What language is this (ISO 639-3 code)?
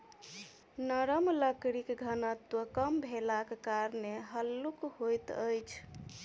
mai